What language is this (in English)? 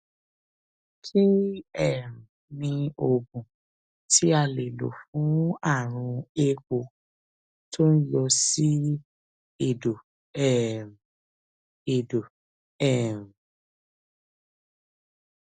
Yoruba